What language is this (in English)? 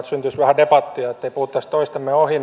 Finnish